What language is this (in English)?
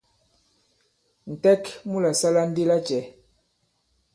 Bankon